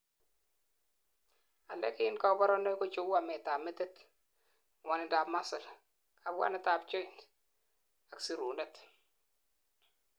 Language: Kalenjin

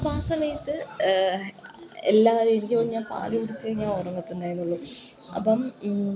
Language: Malayalam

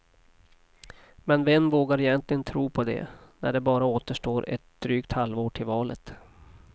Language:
Swedish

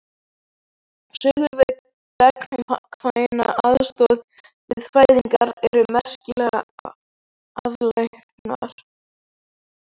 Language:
Icelandic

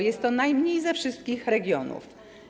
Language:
Polish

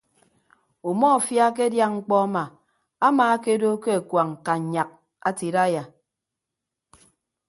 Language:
Ibibio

